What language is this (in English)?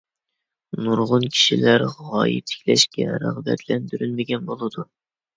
Uyghur